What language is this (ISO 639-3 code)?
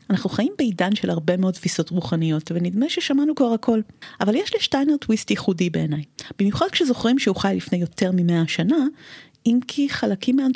heb